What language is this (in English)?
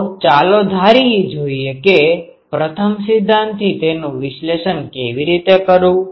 Gujarati